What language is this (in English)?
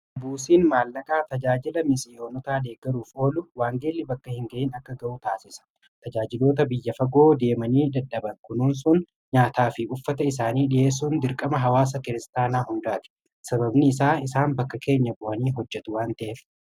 Oromo